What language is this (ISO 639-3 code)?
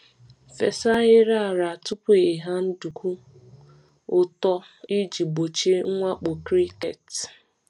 ibo